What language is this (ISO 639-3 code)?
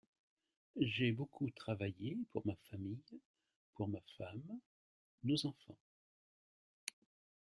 fra